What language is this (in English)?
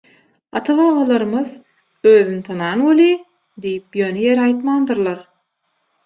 Turkmen